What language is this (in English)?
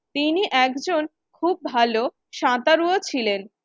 Bangla